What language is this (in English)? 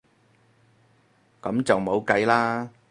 Cantonese